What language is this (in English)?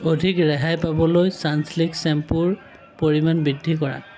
Assamese